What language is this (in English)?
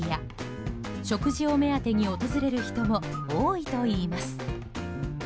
Japanese